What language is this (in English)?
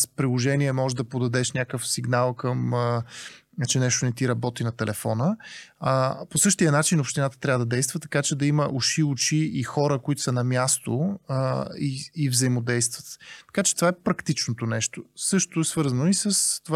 Bulgarian